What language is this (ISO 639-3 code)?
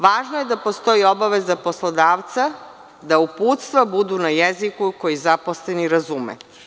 srp